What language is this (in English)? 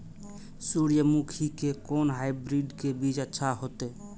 Maithili